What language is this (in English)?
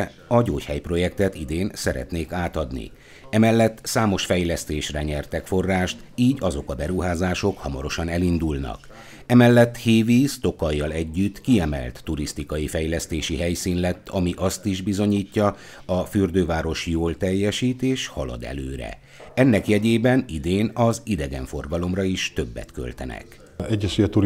Hungarian